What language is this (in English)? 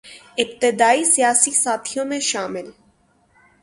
Urdu